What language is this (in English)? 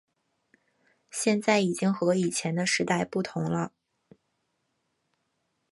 Chinese